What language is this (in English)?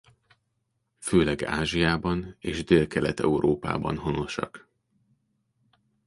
Hungarian